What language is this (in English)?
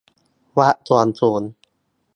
Thai